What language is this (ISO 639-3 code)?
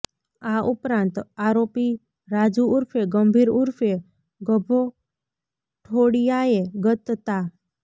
guj